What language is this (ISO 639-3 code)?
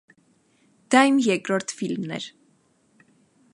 hye